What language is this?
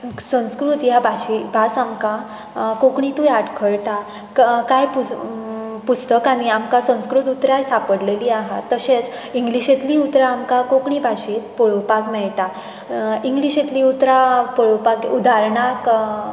Konkani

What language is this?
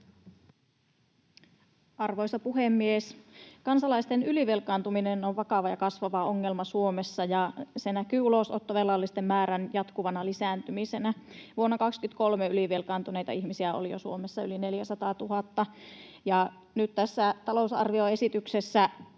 Finnish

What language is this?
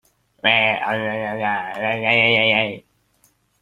Hakha Chin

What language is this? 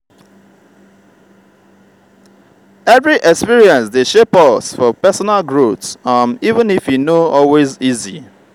Nigerian Pidgin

